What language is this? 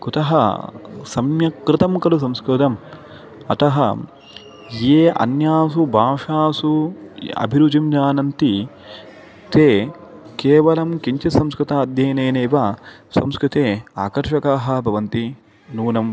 Sanskrit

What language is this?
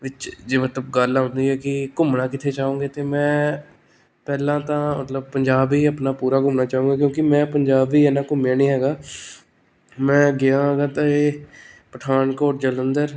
Punjabi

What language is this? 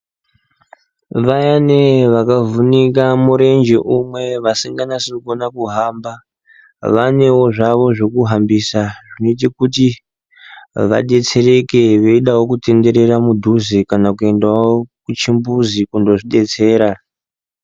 Ndau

